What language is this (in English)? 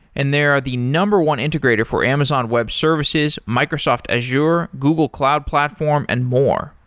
English